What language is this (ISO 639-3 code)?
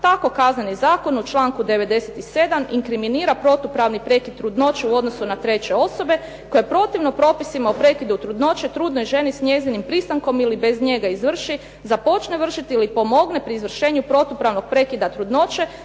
hrv